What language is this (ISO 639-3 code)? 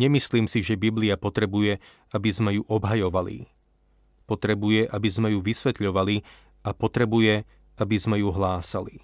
slk